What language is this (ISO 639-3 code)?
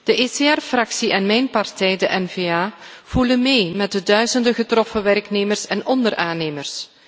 nld